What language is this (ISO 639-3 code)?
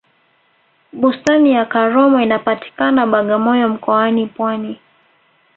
swa